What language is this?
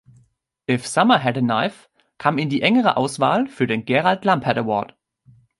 German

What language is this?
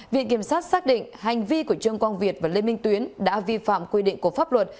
Vietnamese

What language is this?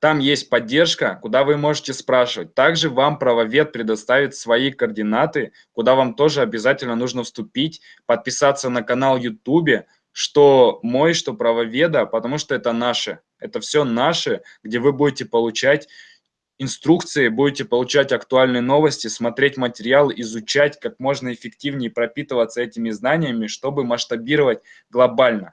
Russian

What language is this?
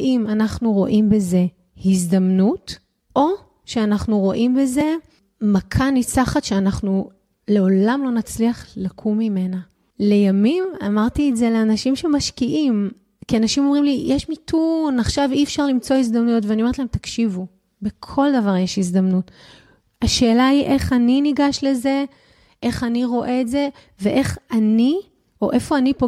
Hebrew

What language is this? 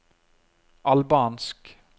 Norwegian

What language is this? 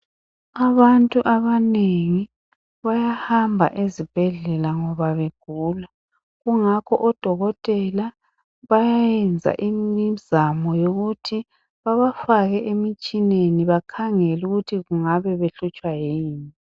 North Ndebele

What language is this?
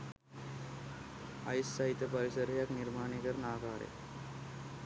Sinhala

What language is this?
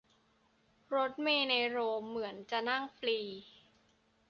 Thai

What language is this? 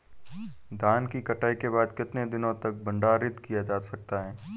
Hindi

